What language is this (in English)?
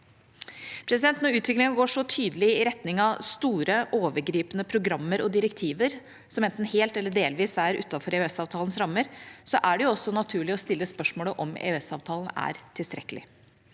Norwegian